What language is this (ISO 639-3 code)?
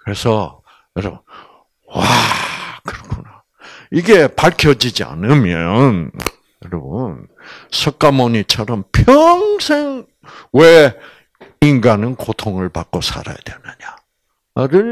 kor